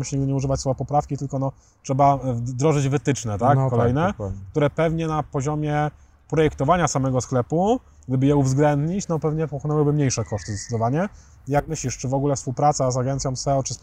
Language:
Polish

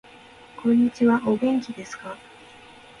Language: Japanese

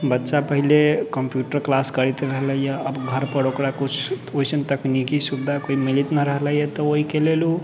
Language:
Maithili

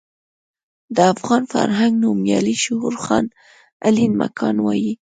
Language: Pashto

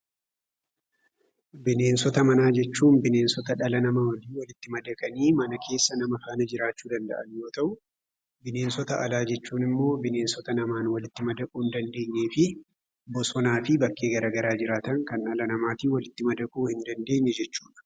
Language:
Oromo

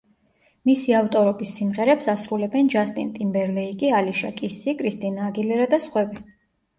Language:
Georgian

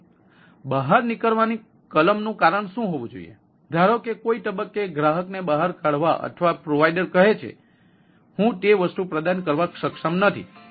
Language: Gujarati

